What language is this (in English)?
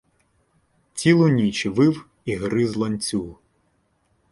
Ukrainian